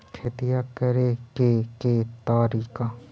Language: Magahi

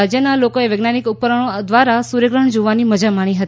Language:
Gujarati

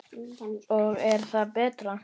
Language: Icelandic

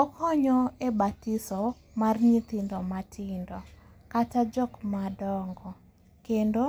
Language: Luo (Kenya and Tanzania)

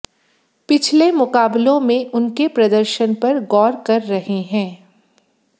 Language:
Hindi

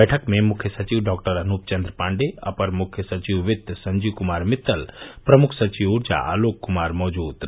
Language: Hindi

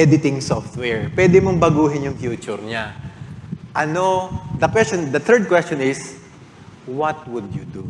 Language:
Filipino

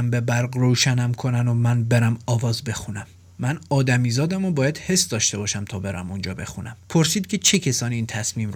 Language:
Persian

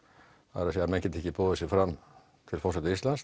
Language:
Icelandic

